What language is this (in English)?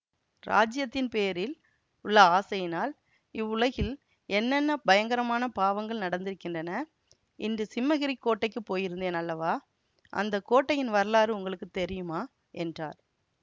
Tamil